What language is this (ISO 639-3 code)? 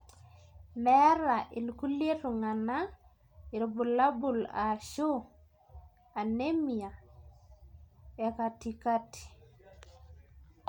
mas